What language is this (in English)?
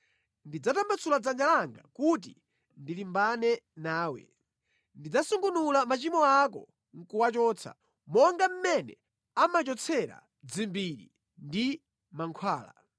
Nyanja